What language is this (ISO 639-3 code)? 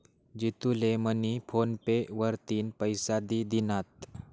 mar